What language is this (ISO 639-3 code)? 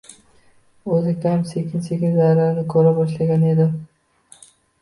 uzb